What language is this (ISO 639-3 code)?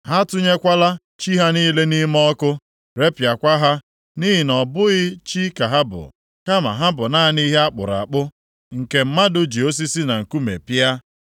ibo